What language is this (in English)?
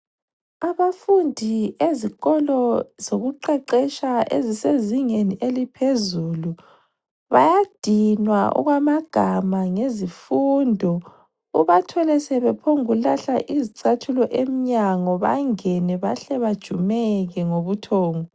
North Ndebele